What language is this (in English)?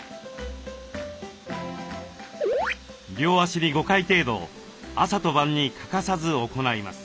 Japanese